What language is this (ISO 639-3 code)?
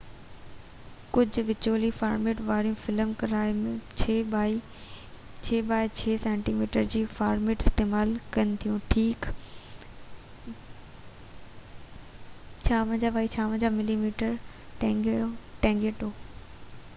snd